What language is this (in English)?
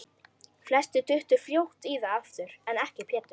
Icelandic